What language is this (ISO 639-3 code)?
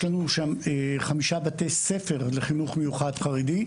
heb